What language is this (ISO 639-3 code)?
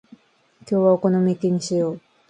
jpn